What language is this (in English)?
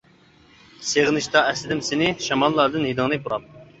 Uyghur